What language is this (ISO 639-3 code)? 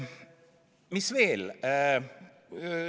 est